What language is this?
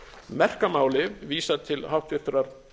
Icelandic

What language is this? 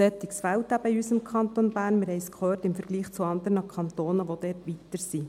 Swiss German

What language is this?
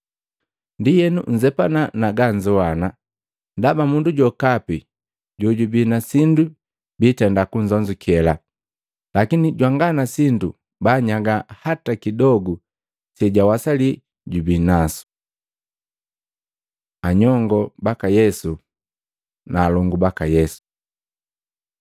Matengo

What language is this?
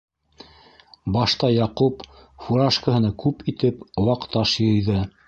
Bashkir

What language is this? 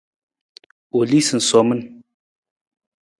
Nawdm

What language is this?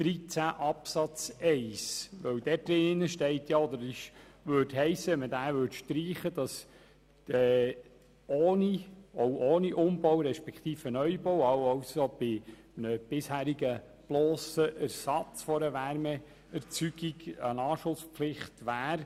Swiss German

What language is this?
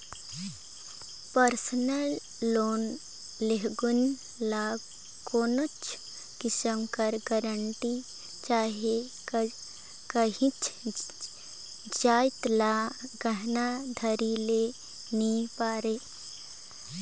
Chhattisgarhi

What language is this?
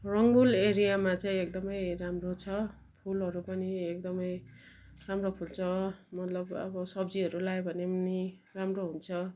Nepali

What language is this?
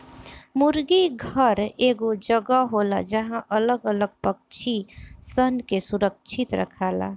Bhojpuri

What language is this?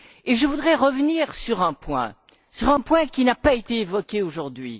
French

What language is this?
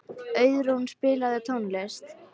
Icelandic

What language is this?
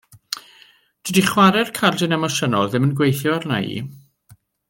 Welsh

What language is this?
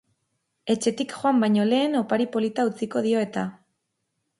Basque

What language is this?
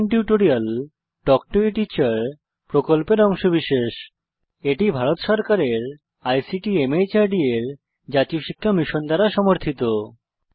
Bangla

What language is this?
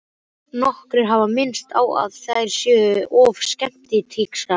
Icelandic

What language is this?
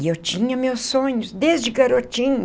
Portuguese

